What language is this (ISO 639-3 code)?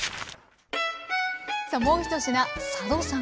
jpn